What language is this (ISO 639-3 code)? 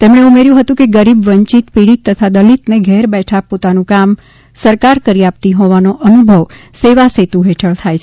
guj